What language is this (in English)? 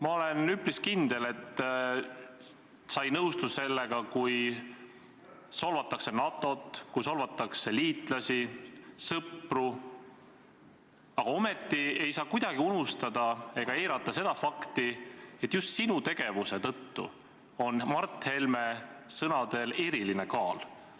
Estonian